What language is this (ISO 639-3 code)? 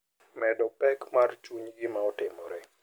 luo